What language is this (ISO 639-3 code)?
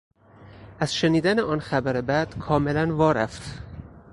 fas